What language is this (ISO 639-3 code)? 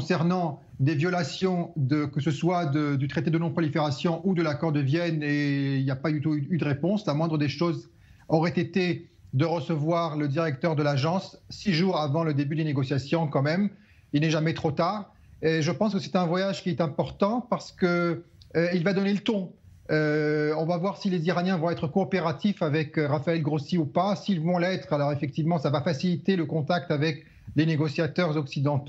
fra